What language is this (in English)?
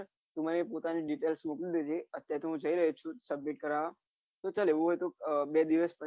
Gujarati